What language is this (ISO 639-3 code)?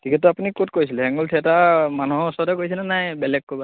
asm